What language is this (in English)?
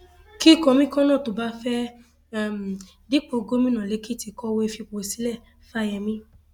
Yoruba